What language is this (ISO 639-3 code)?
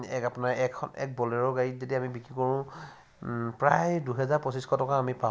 asm